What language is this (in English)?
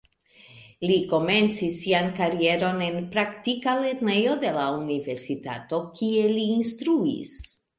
Esperanto